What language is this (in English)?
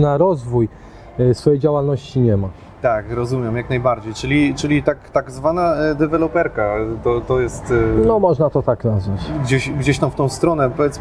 Polish